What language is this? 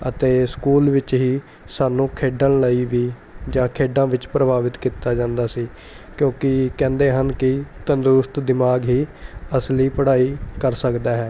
Punjabi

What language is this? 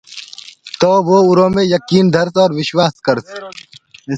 Gurgula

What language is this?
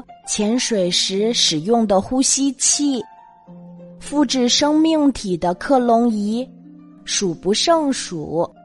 Chinese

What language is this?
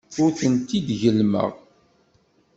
Kabyle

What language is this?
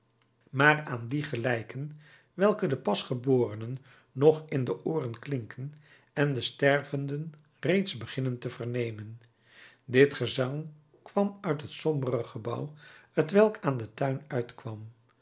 Dutch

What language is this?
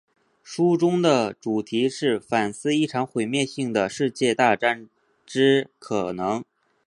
Chinese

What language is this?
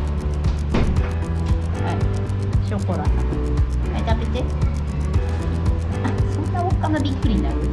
Japanese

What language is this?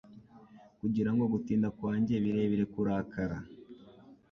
Kinyarwanda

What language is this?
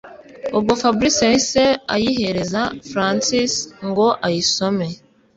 Kinyarwanda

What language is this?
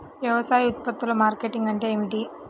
Telugu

